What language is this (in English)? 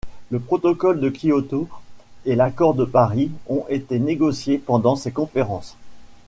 French